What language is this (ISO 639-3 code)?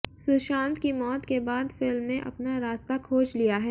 hin